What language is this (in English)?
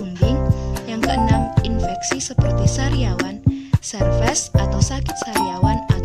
Indonesian